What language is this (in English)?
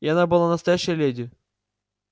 Russian